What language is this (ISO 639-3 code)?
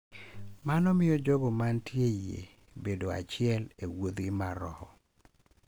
luo